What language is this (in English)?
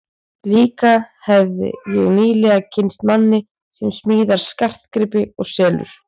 Icelandic